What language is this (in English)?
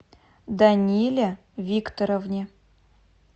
Russian